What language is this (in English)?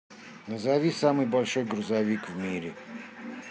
Russian